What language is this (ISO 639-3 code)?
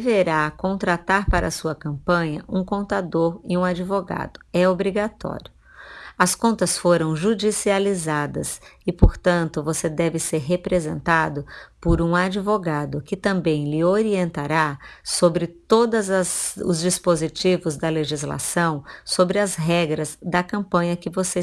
por